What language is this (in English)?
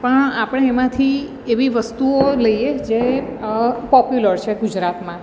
Gujarati